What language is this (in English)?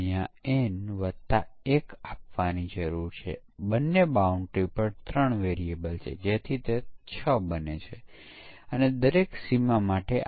Gujarati